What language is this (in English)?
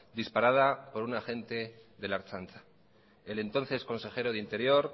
Spanish